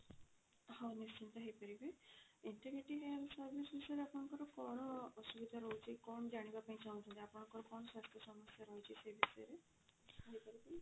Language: Odia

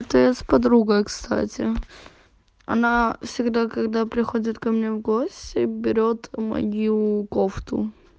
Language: Russian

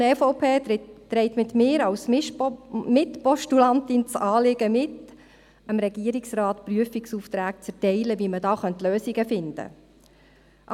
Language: Swiss German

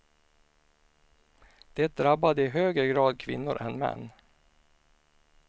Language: Swedish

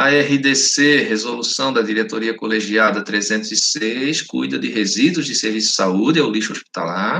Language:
Portuguese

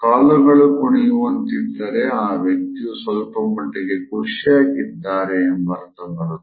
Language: Kannada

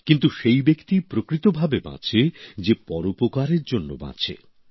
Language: Bangla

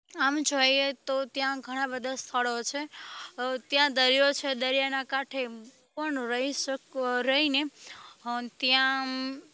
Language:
Gujarati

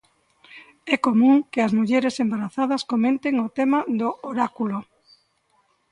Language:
Galician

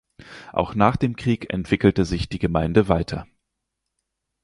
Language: German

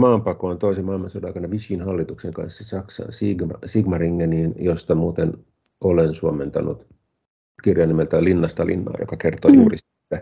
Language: Finnish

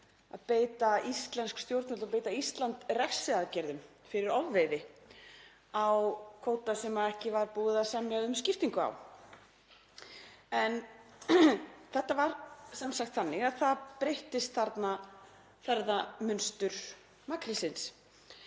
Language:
Icelandic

